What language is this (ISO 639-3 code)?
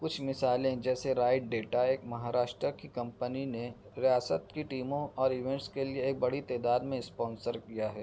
urd